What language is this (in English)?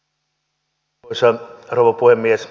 Finnish